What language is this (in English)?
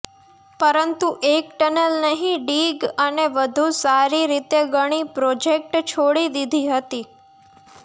Gujarati